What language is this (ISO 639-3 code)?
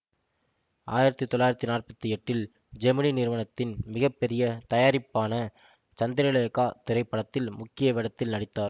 tam